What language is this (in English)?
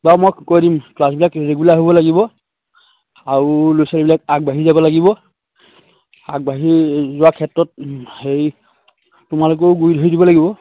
Assamese